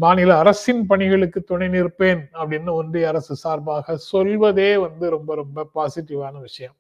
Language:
Tamil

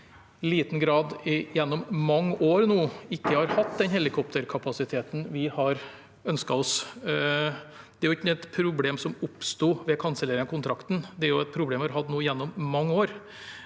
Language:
Norwegian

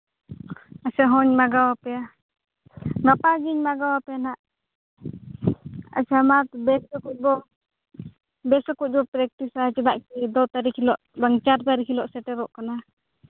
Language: Santali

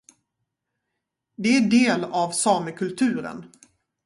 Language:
Swedish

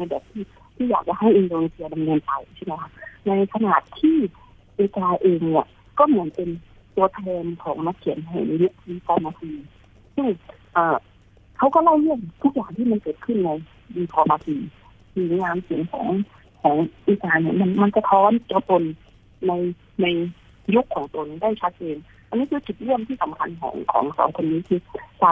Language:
Thai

